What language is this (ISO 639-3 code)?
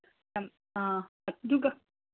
mni